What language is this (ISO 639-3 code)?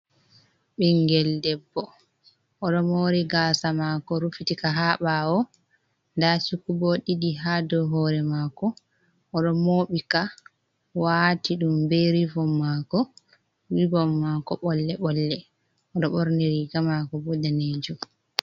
ful